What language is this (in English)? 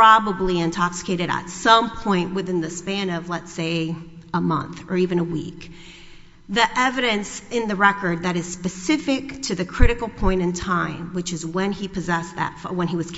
English